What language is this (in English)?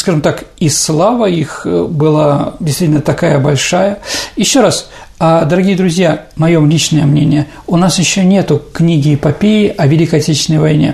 Russian